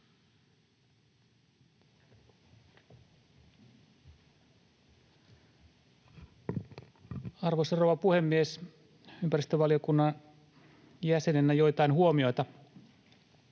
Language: Finnish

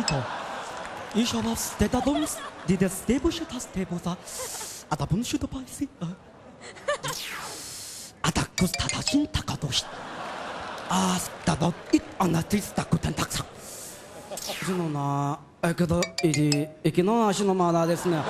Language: Korean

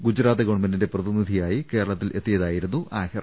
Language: Malayalam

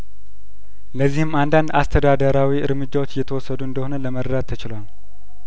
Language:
Amharic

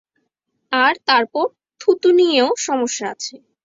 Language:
Bangla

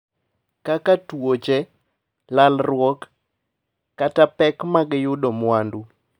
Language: Luo (Kenya and Tanzania)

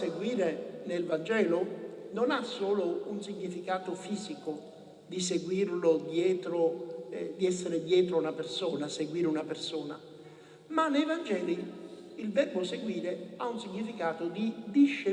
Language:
Italian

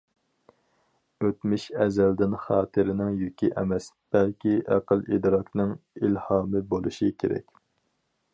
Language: Uyghur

